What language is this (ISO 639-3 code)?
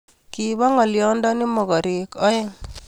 kln